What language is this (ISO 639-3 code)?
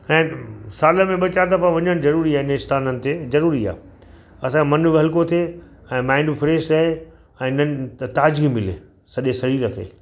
snd